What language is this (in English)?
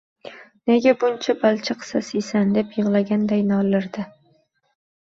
Uzbek